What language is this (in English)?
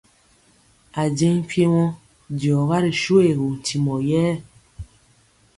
Mpiemo